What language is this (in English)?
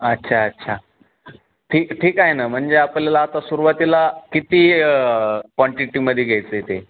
Marathi